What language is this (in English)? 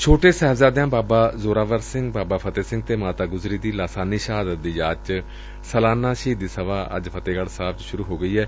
Punjabi